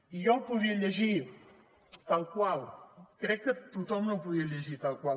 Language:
Catalan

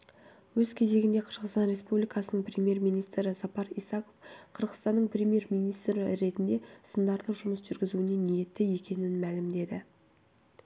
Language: Kazakh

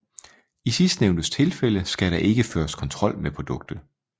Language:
Danish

